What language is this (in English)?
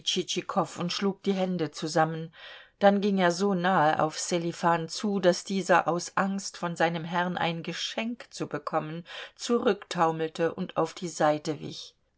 German